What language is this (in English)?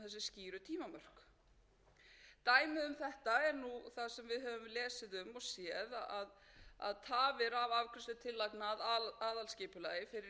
Icelandic